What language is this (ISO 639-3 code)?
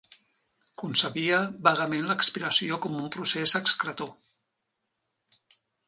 cat